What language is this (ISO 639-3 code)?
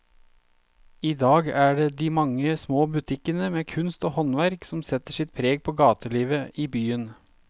nor